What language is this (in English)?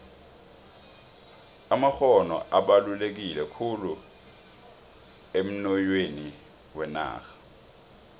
South Ndebele